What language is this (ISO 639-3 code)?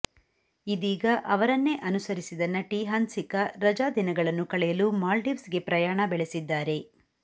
kan